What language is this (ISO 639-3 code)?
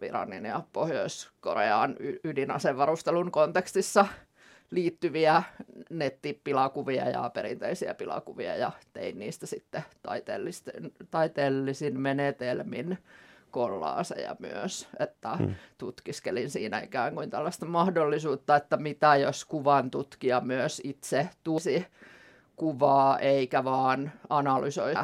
fin